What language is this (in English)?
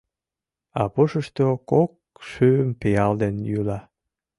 Mari